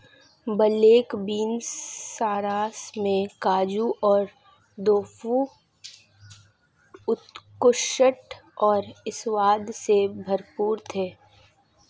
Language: Hindi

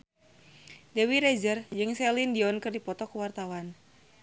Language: Sundanese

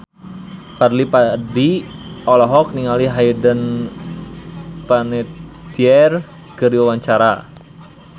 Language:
Sundanese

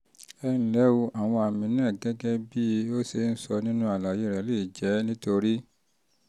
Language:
Yoruba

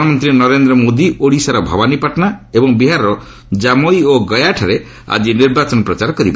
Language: Odia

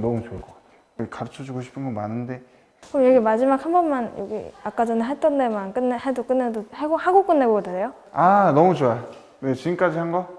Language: Korean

